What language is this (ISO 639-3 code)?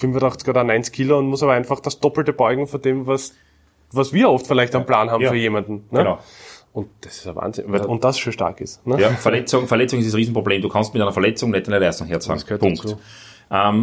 deu